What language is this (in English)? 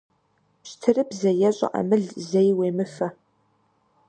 Kabardian